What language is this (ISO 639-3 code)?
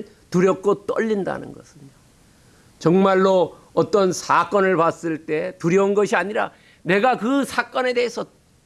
kor